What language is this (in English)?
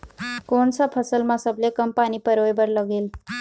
Chhattisgarhi